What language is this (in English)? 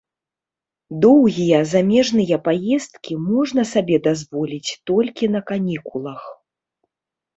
Belarusian